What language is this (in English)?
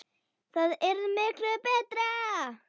Icelandic